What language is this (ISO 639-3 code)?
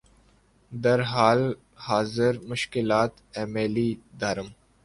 urd